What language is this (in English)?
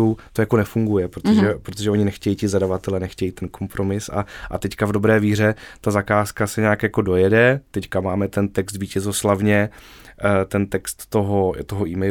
Czech